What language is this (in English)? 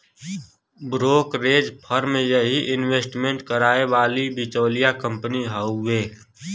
Bhojpuri